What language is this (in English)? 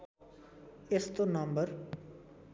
Nepali